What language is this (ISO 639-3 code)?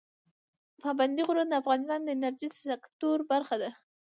pus